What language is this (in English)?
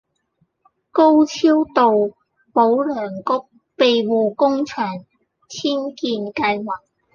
Cantonese